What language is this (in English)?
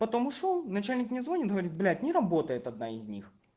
Russian